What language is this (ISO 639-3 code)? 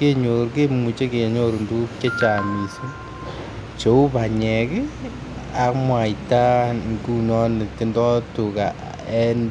kln